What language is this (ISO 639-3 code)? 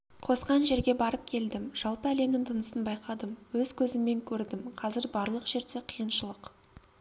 kaz